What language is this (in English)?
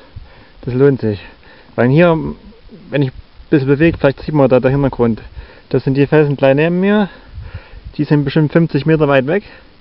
German